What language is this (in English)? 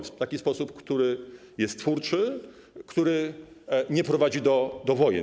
Polish